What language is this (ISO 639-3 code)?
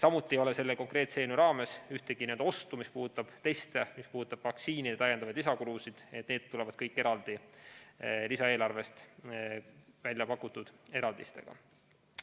est